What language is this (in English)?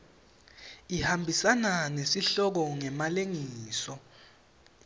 Swati